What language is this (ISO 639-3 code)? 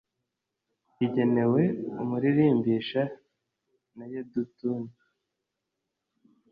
kin